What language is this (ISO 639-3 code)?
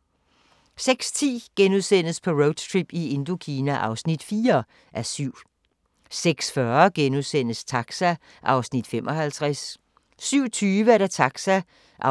dan